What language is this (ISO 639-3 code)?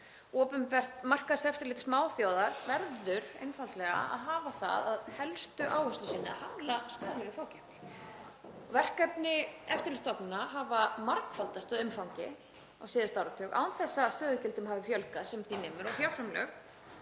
isl